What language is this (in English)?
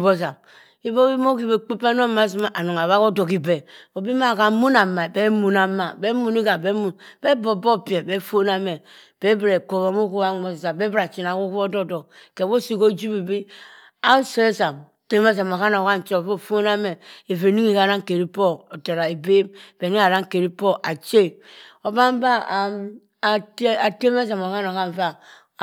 Cross River Mbembe